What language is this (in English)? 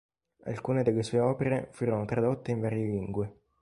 Italian